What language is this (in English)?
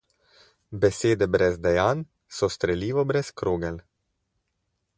Slovenian